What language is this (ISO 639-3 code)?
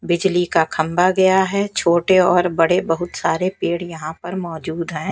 hin